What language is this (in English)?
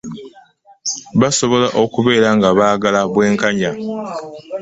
Ganda